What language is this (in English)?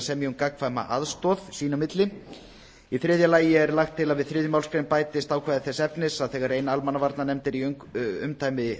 Icelandic